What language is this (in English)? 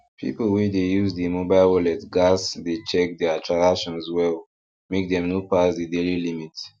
Nigerian Pidgin